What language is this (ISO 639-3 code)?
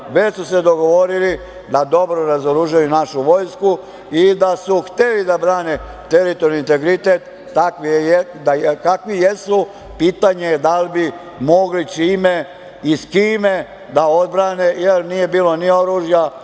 srp